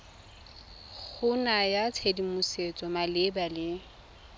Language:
Tswana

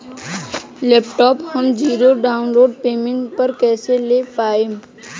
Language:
Bhojpuri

